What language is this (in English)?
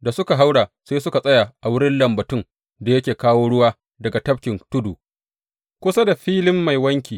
Hausa